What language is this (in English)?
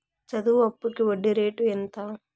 Telugu